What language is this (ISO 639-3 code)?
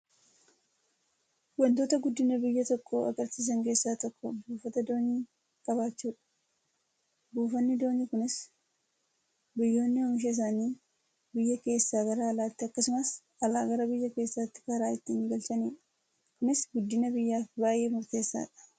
orm